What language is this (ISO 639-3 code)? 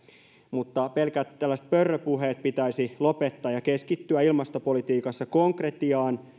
fin